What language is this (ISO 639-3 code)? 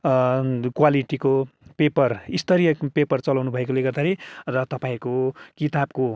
nep